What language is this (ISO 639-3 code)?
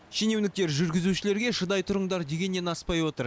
kaz